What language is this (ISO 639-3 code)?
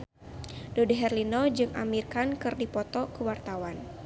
sun